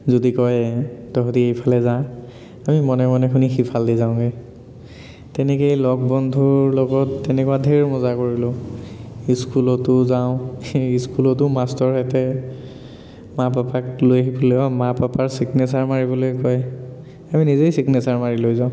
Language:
Assamese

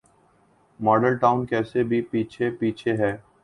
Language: Urdu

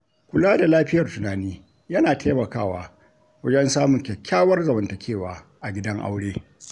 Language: Hausa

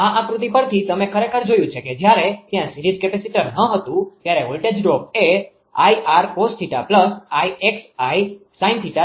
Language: Gujarati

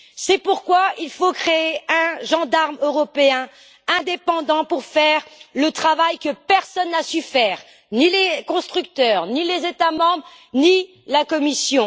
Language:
French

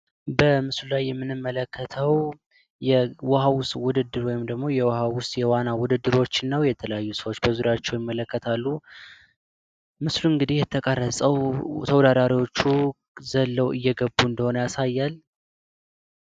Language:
Amharic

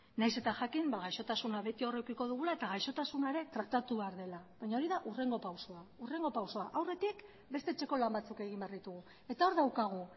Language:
Basque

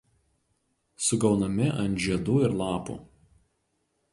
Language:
Lithuanian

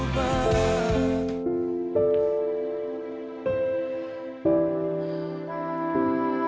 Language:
Indonesian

